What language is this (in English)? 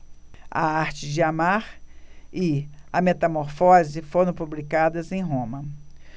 Portuguese